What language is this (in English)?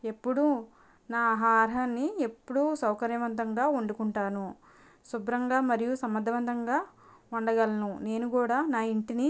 Telugu